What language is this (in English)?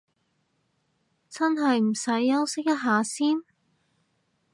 Cantonese